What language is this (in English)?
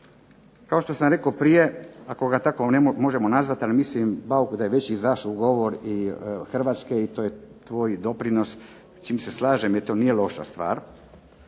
Croatian